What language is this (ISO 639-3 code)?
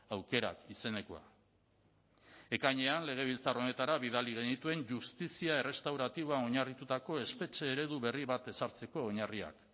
eus